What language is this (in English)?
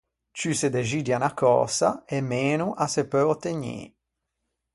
Ligurian